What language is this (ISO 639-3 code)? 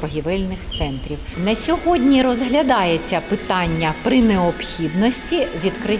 ukr